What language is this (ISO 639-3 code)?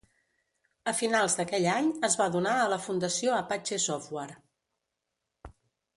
cat